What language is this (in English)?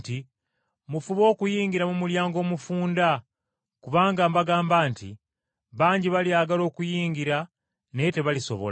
Ganda